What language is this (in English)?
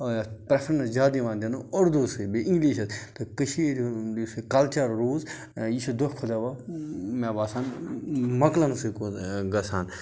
Kashmiri